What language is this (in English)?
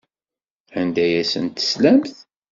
Kabyle